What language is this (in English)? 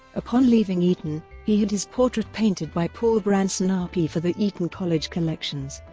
English